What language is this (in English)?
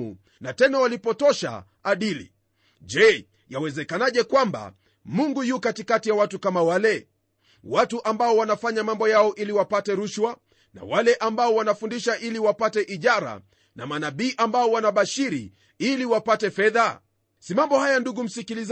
Swahili